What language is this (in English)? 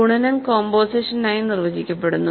Malayalam